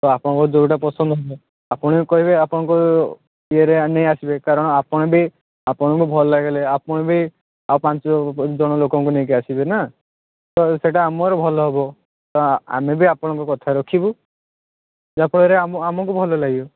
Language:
Odia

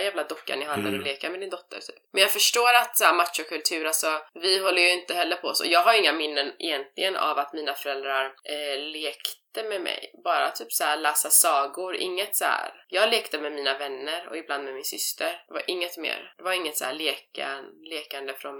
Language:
Swedish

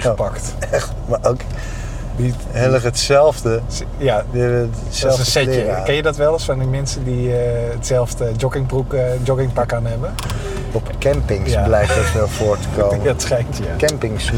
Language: Dutch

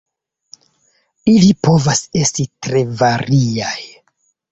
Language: Esperanto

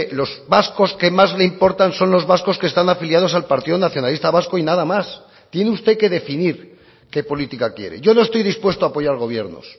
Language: Spanish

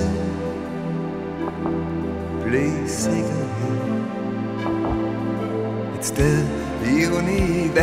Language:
Danish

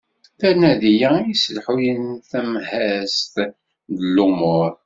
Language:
Kabyle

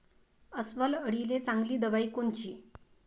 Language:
Marathi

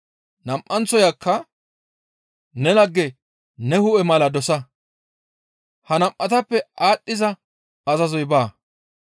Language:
Gamo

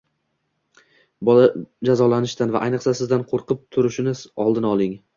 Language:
Uzbek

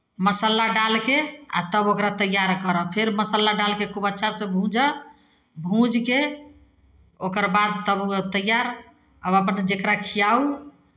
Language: Maithili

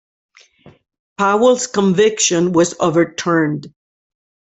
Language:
English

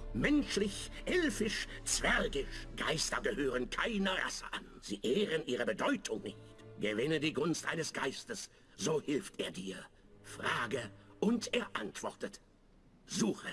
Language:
German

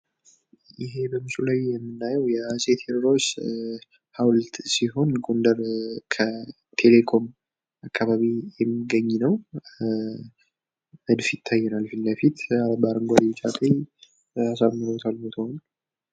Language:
Amharic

